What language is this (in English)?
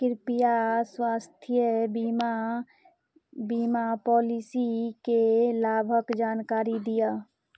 Maithili